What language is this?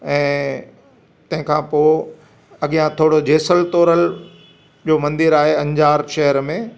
Sindhi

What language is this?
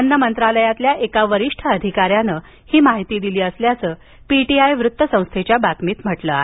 Marathi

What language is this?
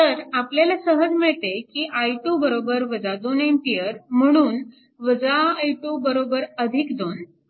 Marathi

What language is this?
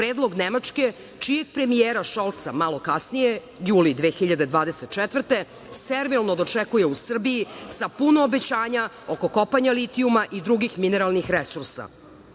Serbian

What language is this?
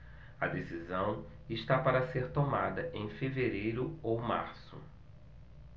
Portuguese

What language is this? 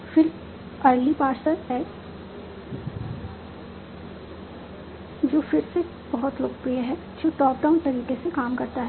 Hindi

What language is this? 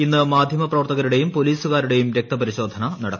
Malayalam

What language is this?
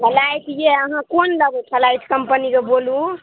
Maithili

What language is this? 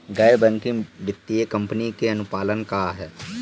Bhojpuri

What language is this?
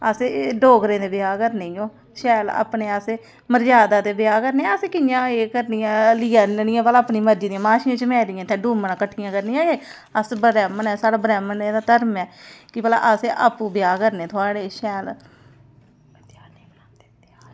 Dogri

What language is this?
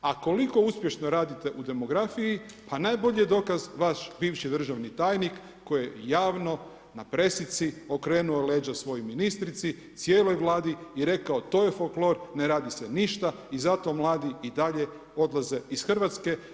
Croatian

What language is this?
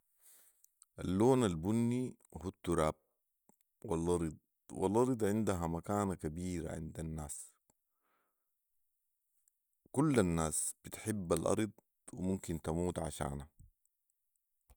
Sudanese Arabic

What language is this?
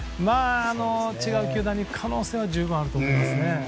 Japanese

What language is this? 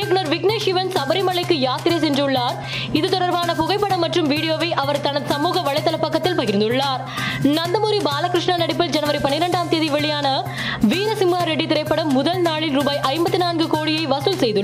Tamil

